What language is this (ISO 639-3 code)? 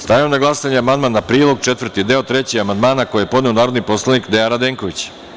srp